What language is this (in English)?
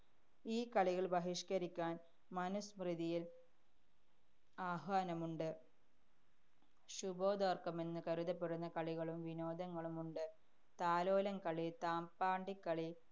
Malayalam